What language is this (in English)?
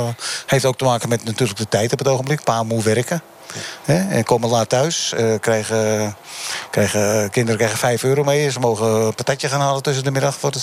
Dutch